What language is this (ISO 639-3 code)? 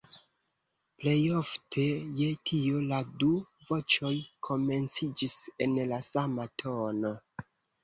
epo